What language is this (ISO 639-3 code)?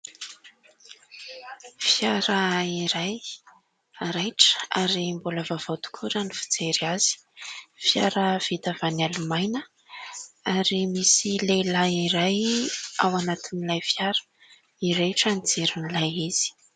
mlg